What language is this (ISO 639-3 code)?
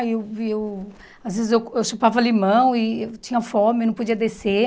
por